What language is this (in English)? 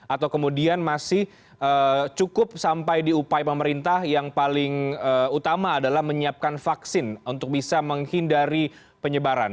Indonesian